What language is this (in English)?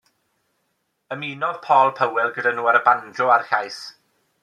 Welsh